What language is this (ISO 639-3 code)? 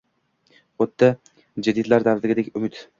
uzb